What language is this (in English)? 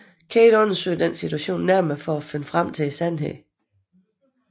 Danish